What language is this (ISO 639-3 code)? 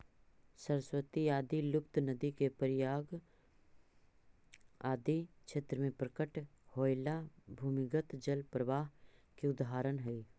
mag